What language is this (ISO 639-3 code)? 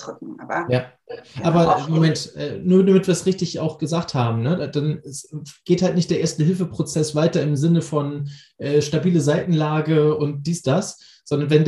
deu